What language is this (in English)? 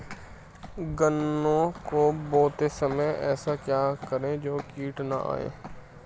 Hindi